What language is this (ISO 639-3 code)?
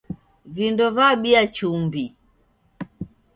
dav